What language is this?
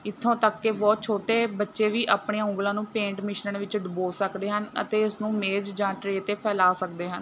Punjabi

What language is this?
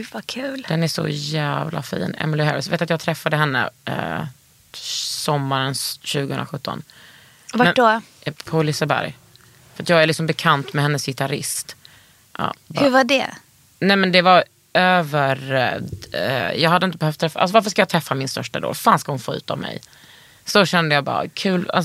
Swedish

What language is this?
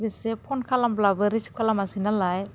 Bodo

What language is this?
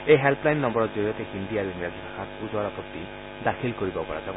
Assamese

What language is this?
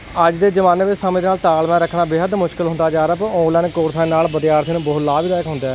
Punjabi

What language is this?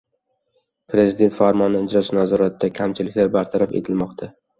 Uzbek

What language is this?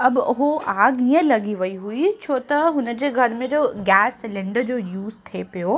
Sindhi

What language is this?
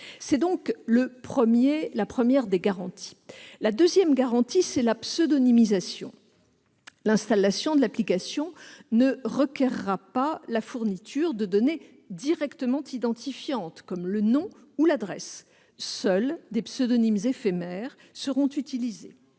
French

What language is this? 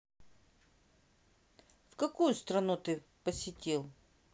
Russian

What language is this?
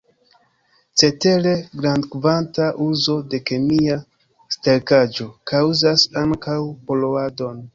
Esperanto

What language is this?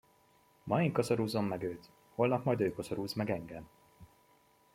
Hungarian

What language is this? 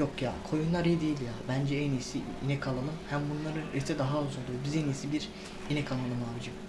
Turkish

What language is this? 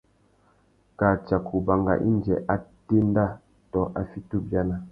Tuki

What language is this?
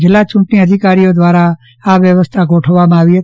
Gujarati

